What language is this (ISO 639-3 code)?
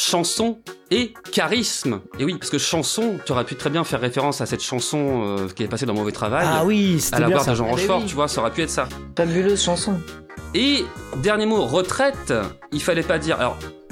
fra